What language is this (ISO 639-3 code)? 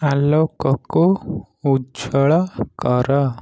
ori